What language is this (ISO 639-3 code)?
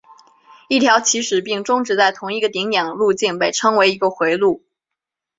zho